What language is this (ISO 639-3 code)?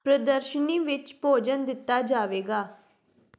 pan